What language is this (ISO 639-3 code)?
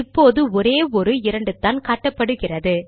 tam